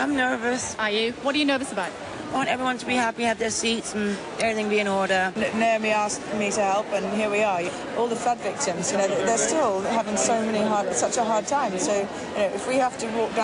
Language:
Romanian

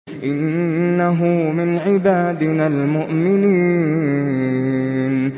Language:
Arabic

